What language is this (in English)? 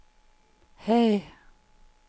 Danish